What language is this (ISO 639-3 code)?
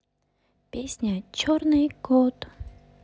rus